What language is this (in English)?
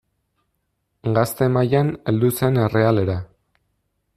Basque